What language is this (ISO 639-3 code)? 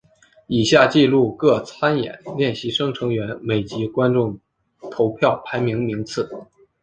zho